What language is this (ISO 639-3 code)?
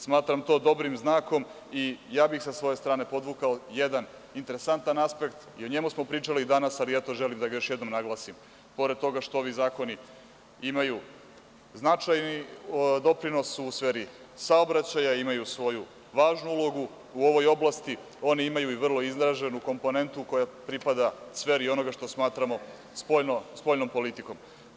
srp